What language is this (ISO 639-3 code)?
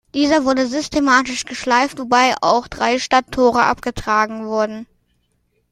deu